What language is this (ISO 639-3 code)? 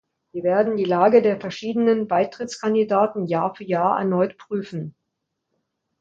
deu